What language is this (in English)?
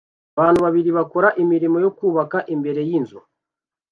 Kinyarwanda